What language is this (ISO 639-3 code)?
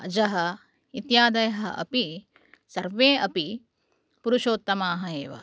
san